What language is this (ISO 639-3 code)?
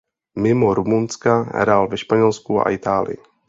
ces